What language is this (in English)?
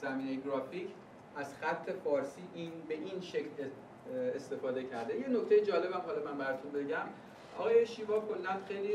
Persian